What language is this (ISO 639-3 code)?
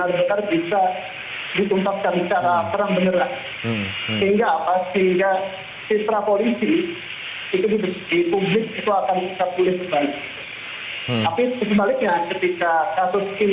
ind